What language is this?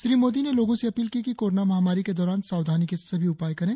Hindi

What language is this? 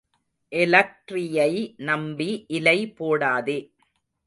Tamil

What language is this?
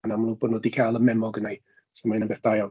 Welsh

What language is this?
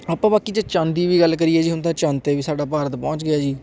Punjabi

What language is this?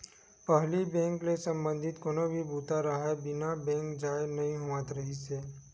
Chhattisgarhi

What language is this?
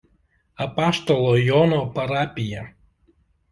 Lithuanian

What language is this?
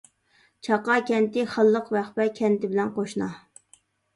Uyghur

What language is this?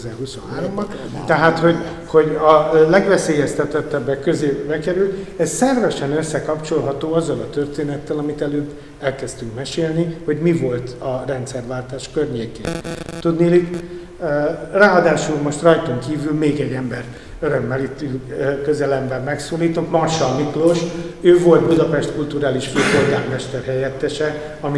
Hungarian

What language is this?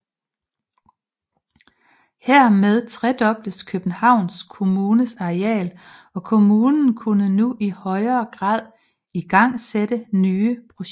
Danish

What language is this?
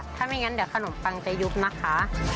Thai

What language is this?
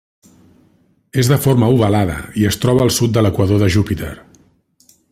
Catalan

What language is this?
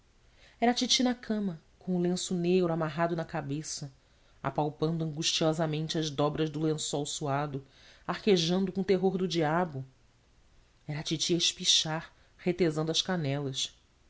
Portuguese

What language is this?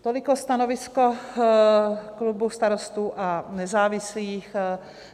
Czech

